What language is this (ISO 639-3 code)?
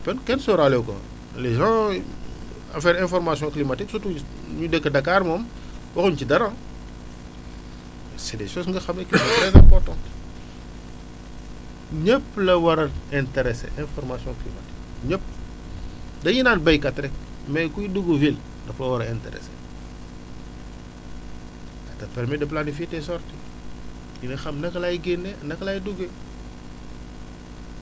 wol